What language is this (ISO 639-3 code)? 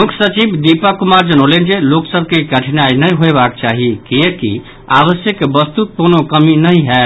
mai